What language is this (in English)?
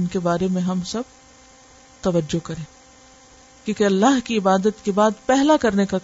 Urdu